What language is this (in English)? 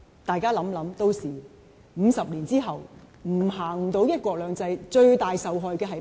Cantonese